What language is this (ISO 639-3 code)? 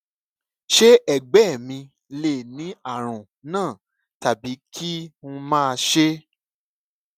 yor